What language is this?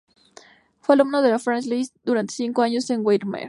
Spanish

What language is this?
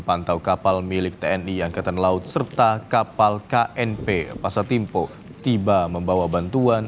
Indonesian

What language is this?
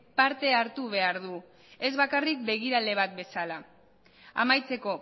Basque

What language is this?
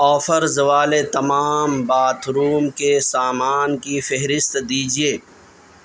Urdu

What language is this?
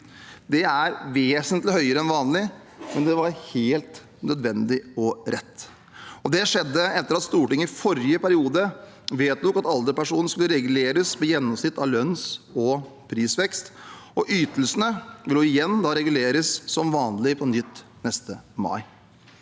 Norwegian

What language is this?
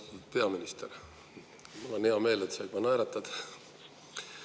Estonian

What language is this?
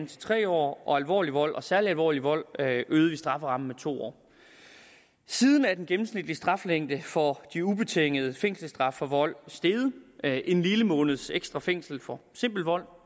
Danish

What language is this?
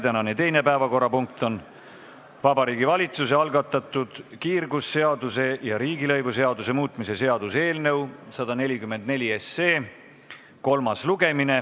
Estonian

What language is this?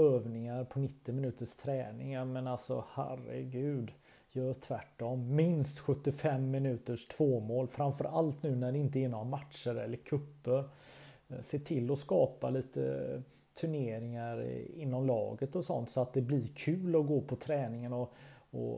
Swedish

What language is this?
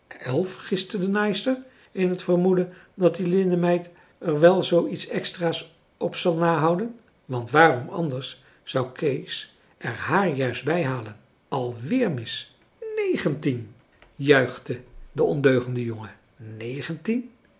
Dutch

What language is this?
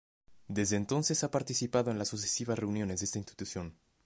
Spanish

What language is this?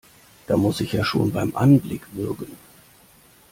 German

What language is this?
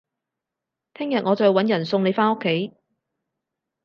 Cantonese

